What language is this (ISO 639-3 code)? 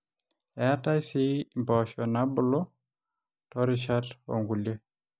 mas